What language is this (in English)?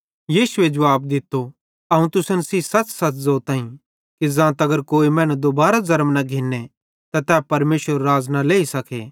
Bhadrawahi